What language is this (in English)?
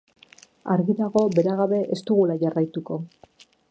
Basque